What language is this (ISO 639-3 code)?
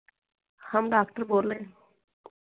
hin